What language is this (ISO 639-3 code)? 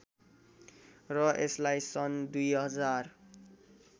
nep